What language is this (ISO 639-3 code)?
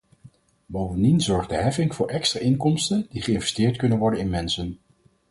nld